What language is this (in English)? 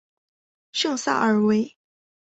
Chinese